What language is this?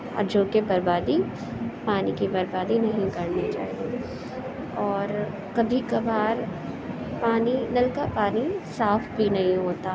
Urdu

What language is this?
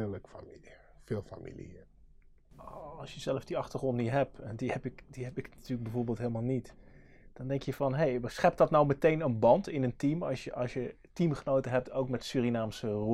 Dutch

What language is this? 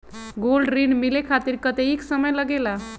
Magahi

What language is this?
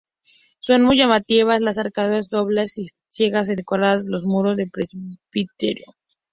Spanish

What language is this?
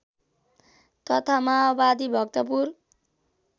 Nepali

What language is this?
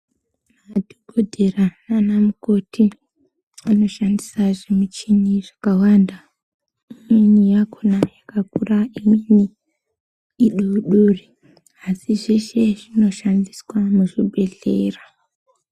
Ndau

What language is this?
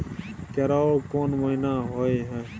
Maithili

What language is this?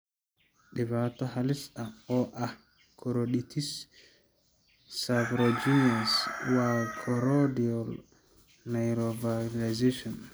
Somali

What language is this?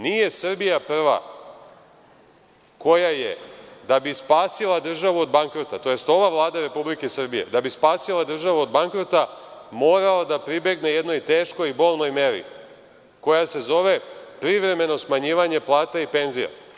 Serbian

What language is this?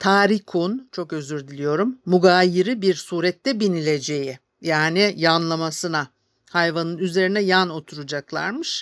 Turkish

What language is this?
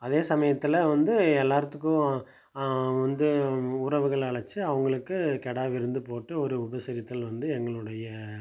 Tamil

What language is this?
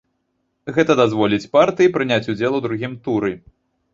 Belarusian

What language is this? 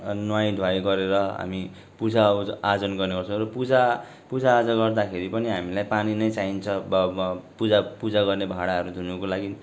Nepali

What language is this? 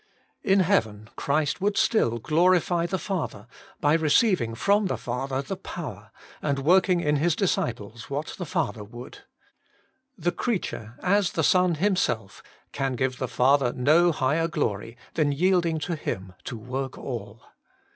English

